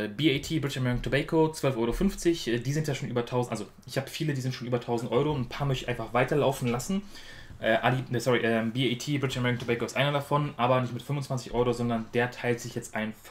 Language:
German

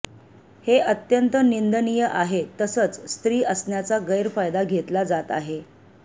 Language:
Marathi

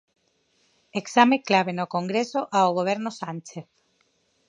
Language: Galician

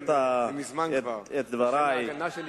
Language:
Hebrew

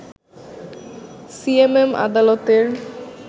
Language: Bangla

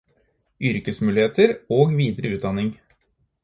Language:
Norwegian Bokmål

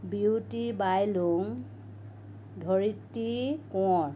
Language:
Assamese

